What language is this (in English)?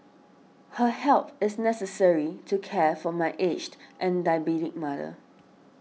English